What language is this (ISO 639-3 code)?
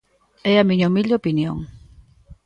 glg